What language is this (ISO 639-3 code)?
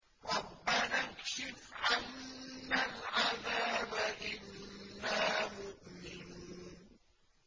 ara